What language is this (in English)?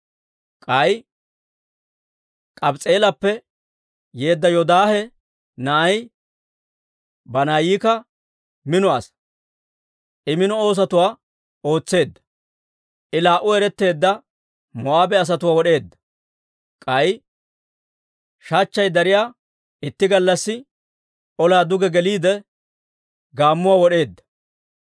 Dawro